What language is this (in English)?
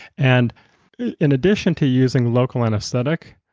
English